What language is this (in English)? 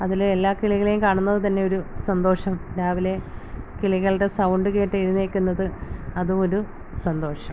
Malayalam